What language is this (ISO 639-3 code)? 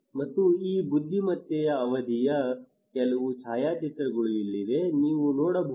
kan